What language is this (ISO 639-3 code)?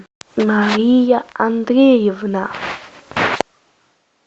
rus